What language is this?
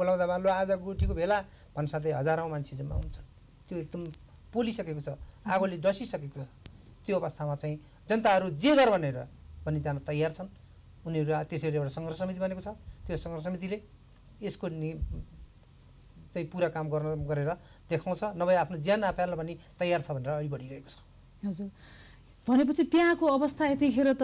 Korean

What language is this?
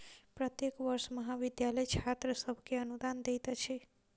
Maithili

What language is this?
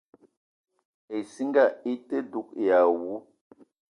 Eton (Cameroon)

